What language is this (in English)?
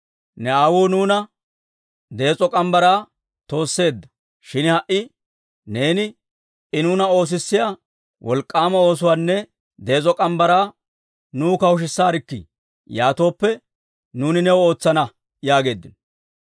Dawro